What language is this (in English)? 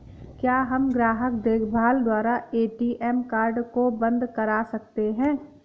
Hindi